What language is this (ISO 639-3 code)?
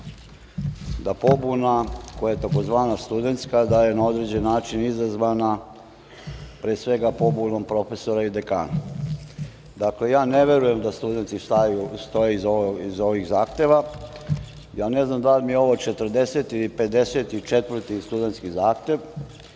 srp